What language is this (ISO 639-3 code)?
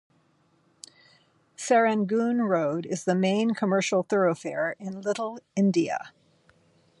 eng